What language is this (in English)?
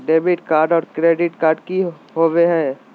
Magahi